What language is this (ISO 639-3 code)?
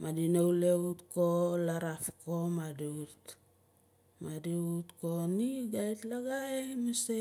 nal